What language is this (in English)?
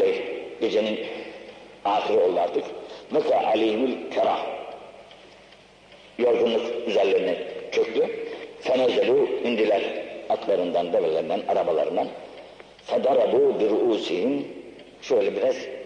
Turkish